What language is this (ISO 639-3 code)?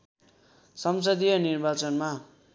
nep